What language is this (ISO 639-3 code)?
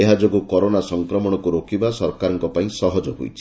ori